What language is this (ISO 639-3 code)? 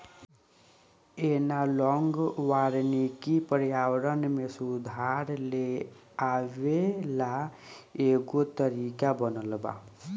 bho